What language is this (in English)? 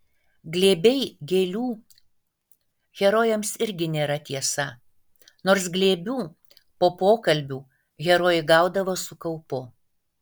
Lithuanian